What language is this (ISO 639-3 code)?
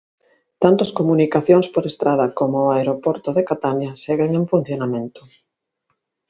glg